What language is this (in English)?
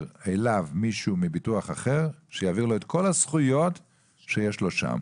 Hebrew